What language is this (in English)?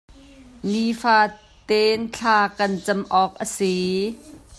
Hakha Chin